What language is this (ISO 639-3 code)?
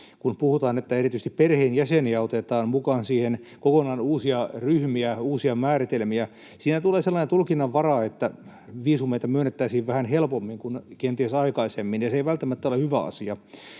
fin